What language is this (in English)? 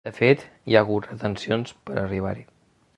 Catalan